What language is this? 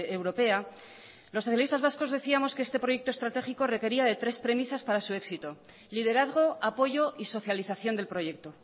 Spanish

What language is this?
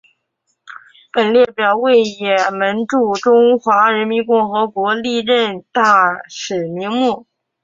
Chinese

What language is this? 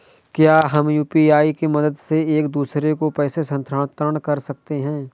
Hindi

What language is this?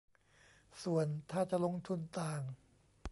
Thai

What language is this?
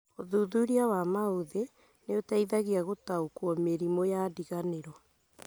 Kikuyu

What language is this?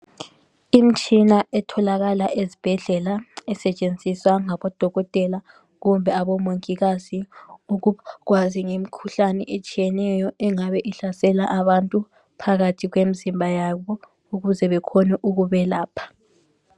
North Ndebele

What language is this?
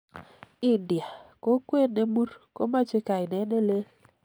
Kalenjin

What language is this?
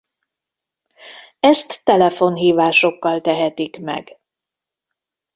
Hungarian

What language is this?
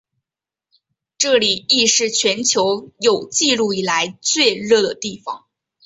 Chinese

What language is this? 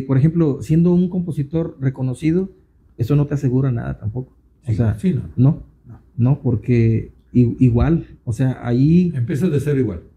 Spanish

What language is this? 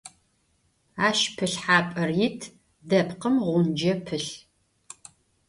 Adyghe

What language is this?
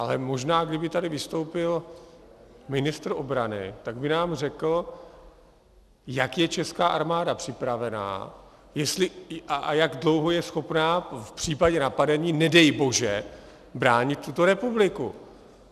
Czech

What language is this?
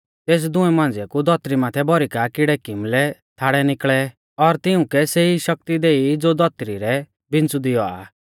Mahasu Pahari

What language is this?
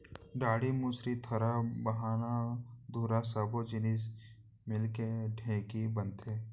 Chhattisgarhi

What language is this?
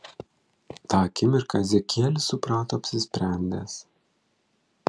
Lithuanian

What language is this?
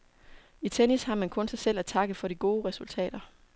Danish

